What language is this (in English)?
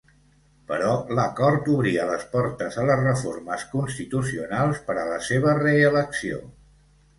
Catalan